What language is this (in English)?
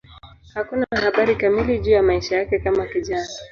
Swahili